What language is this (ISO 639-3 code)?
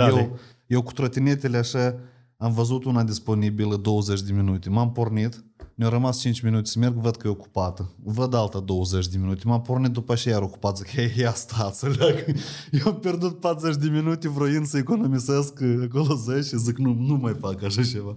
ron